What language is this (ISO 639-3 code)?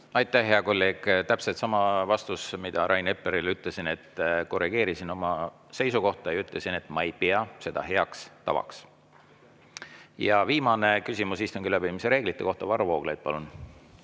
est